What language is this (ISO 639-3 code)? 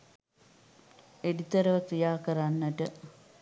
sin